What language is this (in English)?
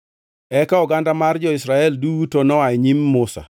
Luo (Kenya and Tanzania)